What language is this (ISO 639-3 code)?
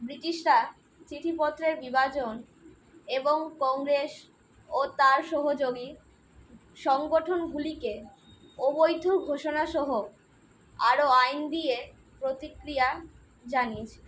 ben